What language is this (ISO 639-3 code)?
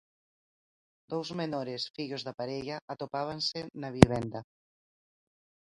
glg